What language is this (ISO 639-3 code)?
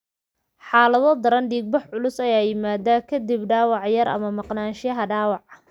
som